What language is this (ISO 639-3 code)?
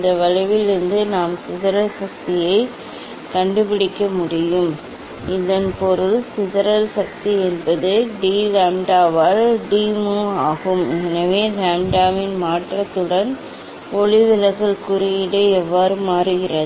tam